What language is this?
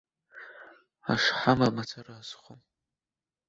Abkhazian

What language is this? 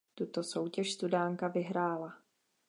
Czech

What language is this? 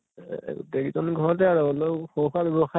Assamese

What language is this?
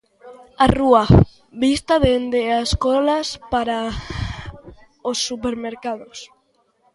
Galician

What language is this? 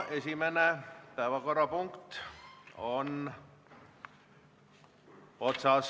Estonian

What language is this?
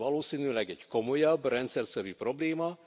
Hungarian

